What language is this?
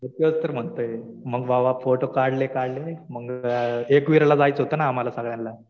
Marathi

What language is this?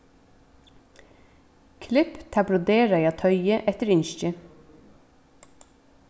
Faroese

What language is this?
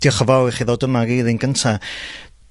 Welsh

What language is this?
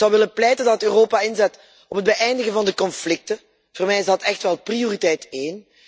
Dutch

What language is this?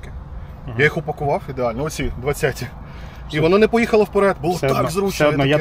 Ukrainian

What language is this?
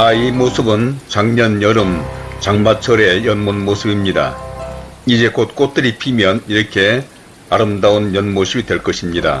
Korean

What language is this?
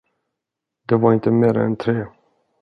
Swedish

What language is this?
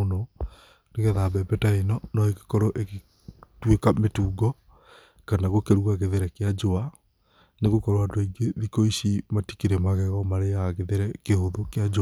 Kikuyu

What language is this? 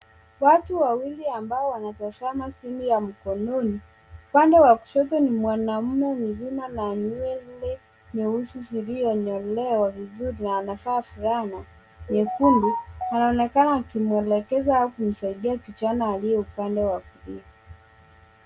Swahili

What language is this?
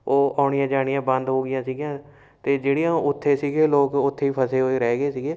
Punjabi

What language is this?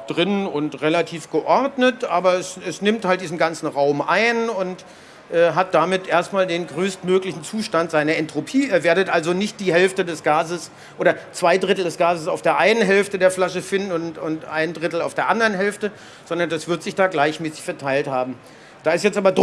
German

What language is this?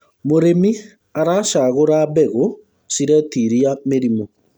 Kikuyu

